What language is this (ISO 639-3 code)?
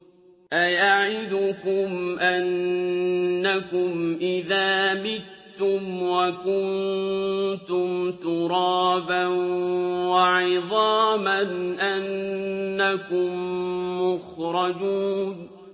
ara